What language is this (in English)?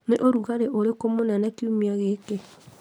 Kikuyu